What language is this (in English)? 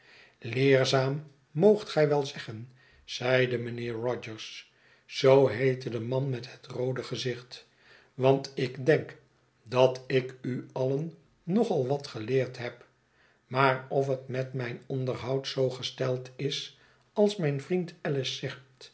Dutch